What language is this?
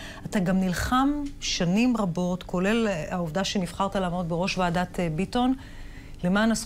Hebrew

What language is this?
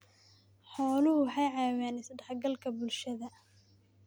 Somali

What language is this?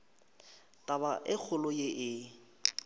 Northern Sotho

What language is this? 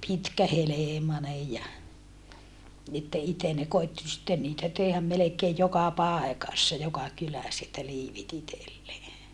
Finnish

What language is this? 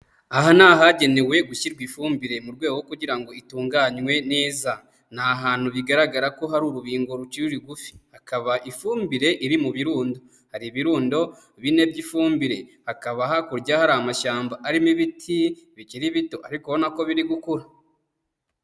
Kinyarwanda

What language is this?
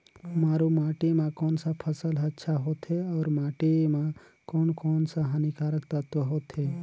Chhattisgarhi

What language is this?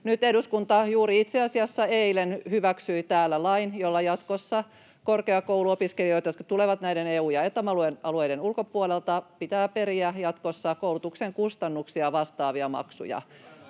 Finnish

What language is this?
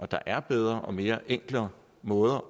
Danish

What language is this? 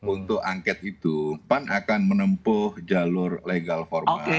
Indonesian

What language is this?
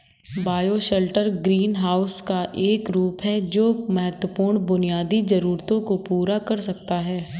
Hindi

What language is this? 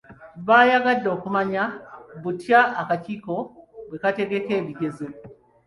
Ganda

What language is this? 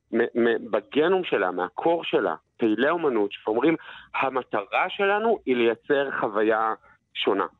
Hebrew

